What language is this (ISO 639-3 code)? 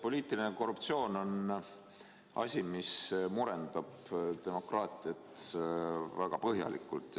est